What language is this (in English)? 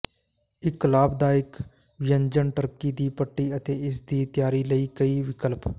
Punjabi